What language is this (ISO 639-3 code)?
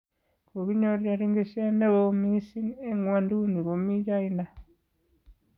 kln